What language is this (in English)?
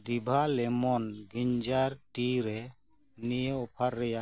Santali